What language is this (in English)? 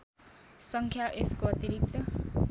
Nepali